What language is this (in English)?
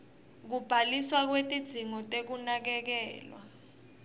Swati